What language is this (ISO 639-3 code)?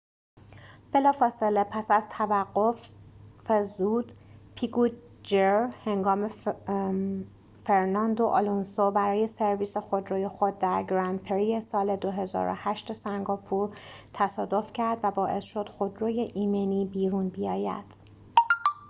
fas